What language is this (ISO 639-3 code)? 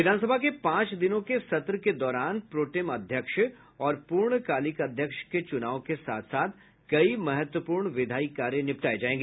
hin